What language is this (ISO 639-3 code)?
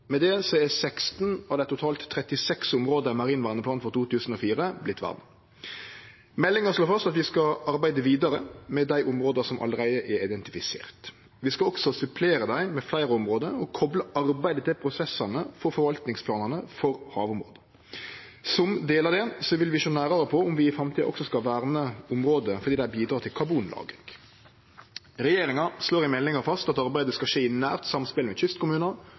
nno